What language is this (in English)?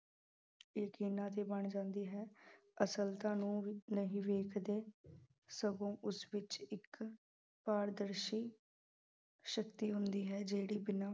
Punjabi